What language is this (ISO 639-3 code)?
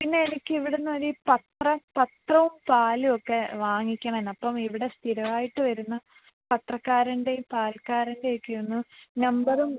mal